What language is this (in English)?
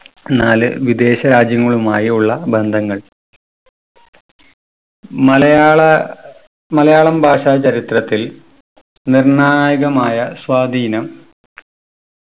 Malayalam